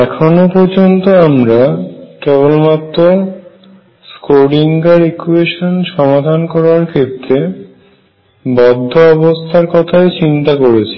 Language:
Bangla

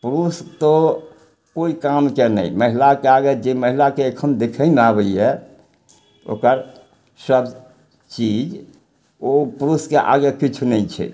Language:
Maithili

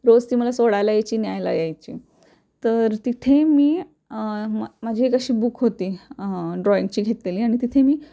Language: Marathi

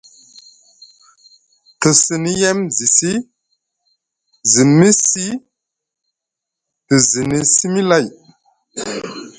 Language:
Musgu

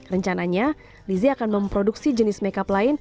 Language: Indonesian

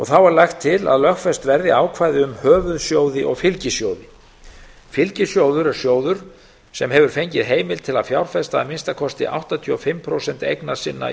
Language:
Icelandic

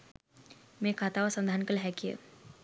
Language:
Sinhala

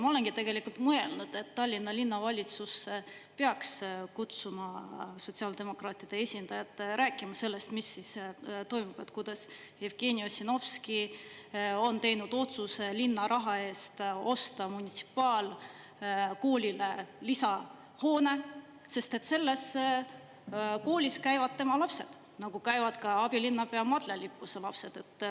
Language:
Estonian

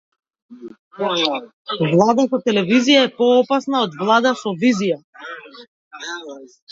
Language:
Macedonian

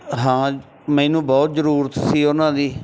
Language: Punjabi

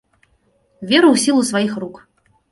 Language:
Belarusian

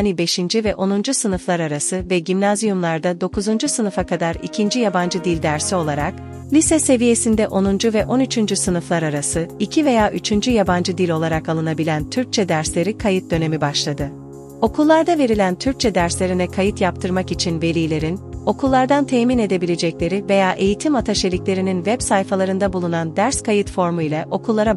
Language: Turkish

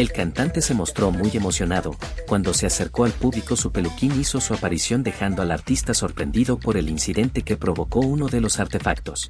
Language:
Spanish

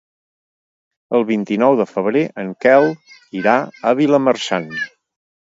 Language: Catalan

